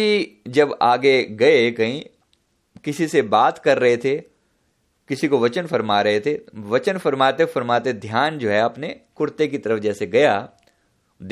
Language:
Hindi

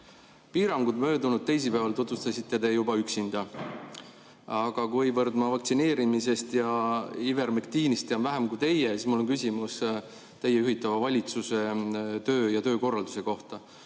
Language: Estonian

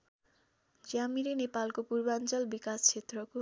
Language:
Nepali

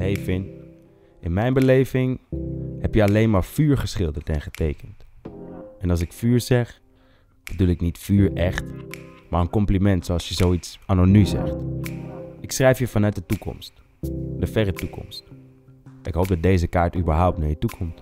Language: Dutch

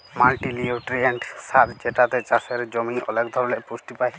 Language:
Bangla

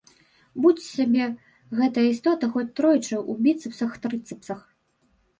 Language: Belarusian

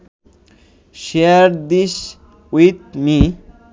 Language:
Bangla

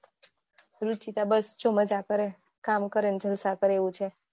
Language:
Gujarati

